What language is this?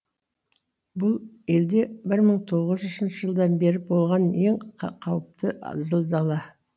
Kazakh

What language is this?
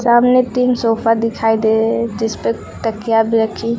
Hindi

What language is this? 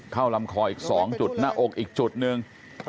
Thai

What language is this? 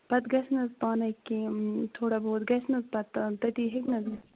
Kashmiri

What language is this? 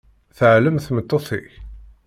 Kabyle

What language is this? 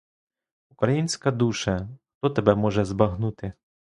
Ukrainian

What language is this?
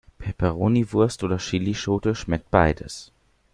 German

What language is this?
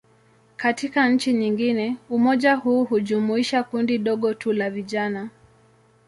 Swahili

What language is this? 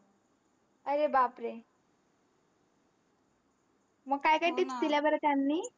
Marathi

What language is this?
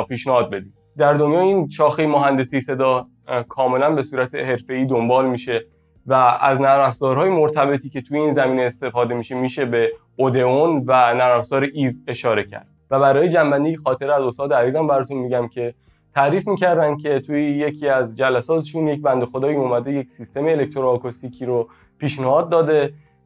Persian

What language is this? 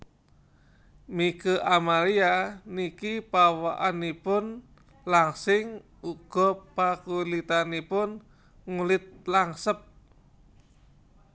Javanese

